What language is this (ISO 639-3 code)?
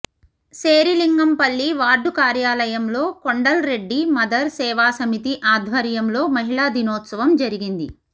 tel